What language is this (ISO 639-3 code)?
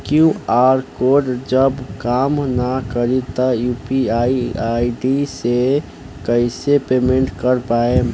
bho